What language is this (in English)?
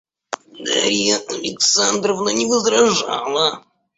Russian